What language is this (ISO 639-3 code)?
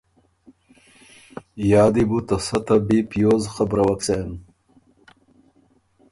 oru